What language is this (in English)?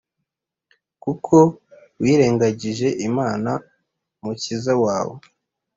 Kinyarwanda